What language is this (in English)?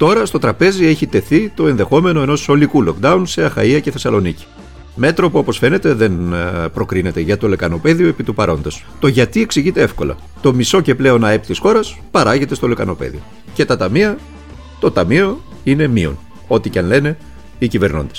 Greek